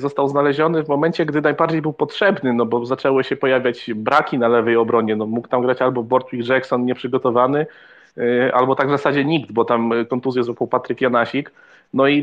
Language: Polish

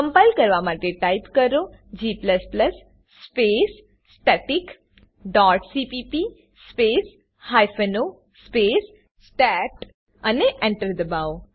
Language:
Gujarati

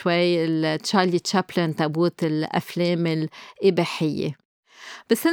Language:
Arabic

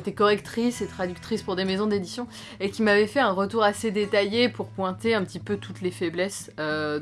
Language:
French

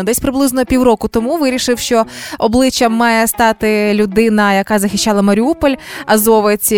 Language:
Ukrainian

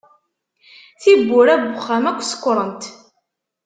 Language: Kabyle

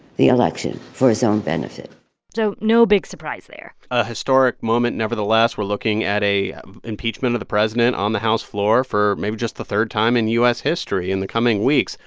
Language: English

